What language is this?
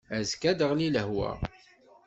Kabyle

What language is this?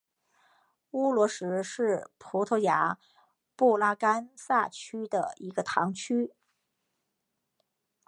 Chinese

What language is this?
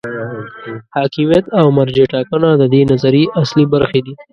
Pashto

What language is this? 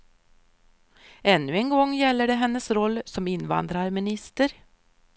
Swedish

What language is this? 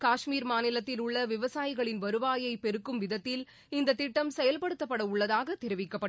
Tamil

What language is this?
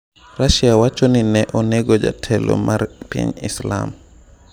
Luo (Kenya and Tanzania)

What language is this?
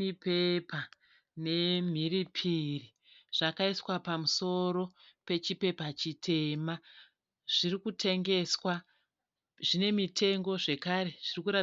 Shona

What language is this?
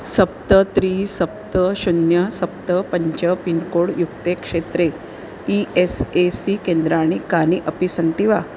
Sanskrit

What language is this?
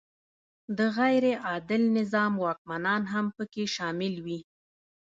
Pashto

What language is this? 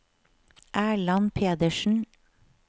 Norwegian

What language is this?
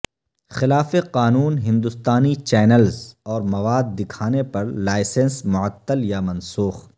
Urdu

